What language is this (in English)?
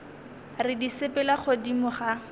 Northern Sotho